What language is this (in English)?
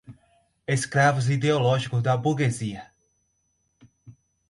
Portuguese